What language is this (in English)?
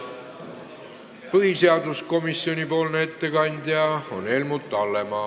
Estonian